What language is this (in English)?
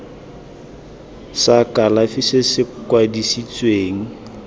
Tswana